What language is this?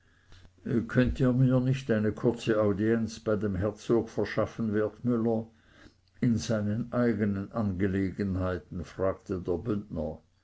German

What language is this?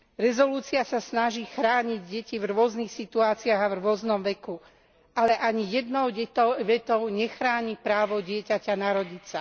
Slovak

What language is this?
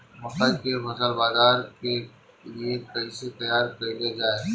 Bhojpuri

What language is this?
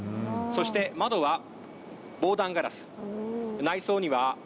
Japanese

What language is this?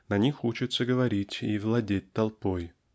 Russian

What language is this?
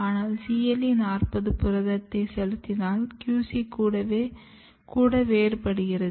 Tamil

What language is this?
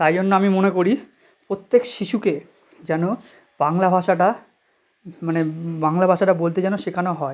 Bangla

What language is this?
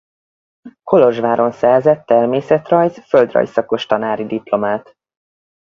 Hungarian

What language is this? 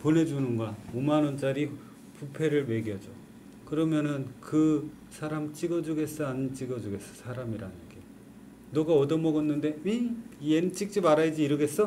Korean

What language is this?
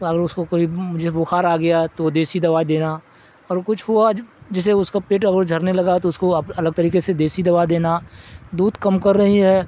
Urdu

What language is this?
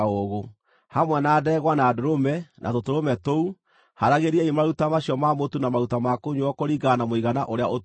Kikuyu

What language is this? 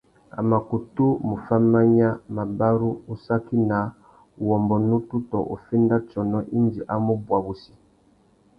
Tuki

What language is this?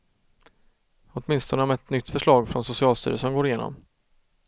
Swedish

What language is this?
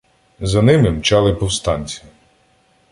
Ukrainian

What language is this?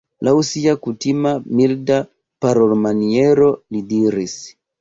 Esperanto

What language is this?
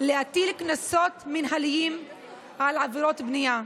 Hebrew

